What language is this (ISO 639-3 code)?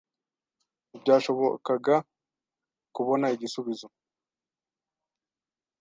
kin